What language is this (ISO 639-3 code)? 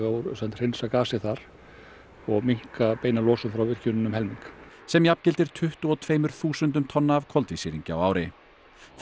isl